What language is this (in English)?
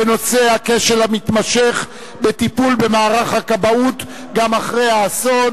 Hebrew